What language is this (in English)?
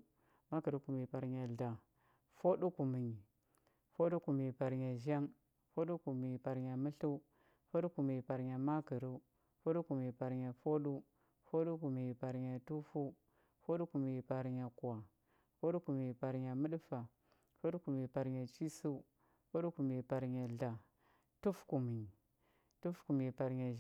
Huba